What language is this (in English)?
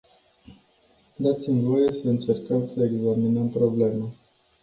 Romanian